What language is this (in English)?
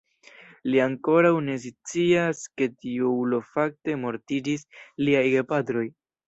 Esperanto